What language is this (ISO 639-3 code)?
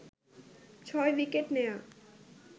ben